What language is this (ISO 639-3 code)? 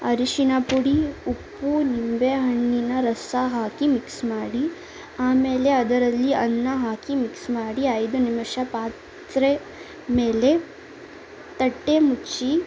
kan